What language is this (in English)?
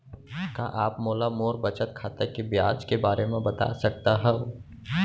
Chhattisgarhi